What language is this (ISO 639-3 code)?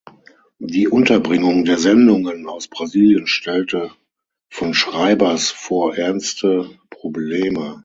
deu